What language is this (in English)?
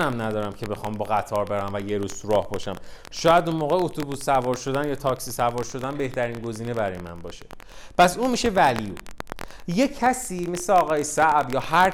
Persian